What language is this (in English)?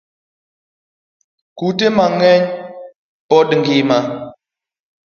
Luo (Kenya and Tanzania)